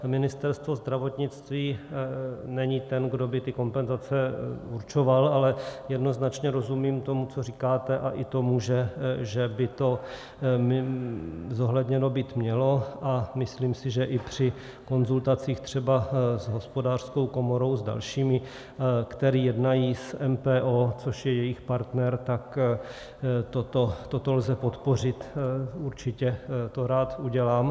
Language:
Czech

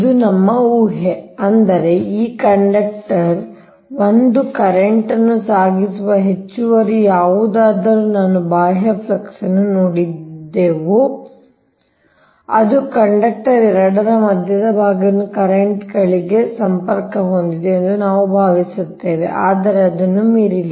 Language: Kannada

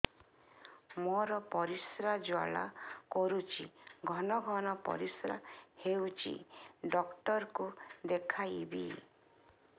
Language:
Odia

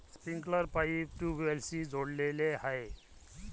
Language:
Marathi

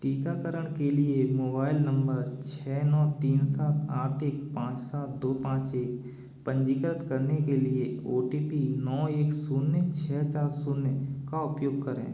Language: Hindi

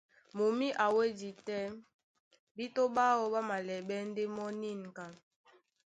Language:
Duala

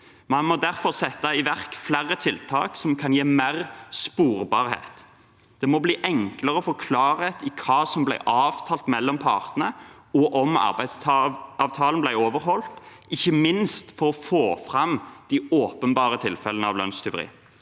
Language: Norwegian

